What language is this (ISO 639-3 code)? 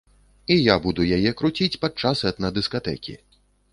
bel